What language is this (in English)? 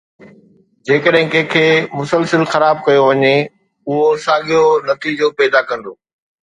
Sindhi